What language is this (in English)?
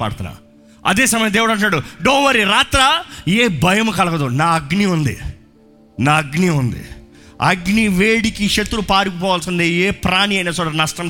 Telugu